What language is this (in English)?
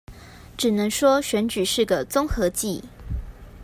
Chinese